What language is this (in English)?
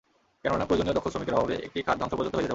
Bangla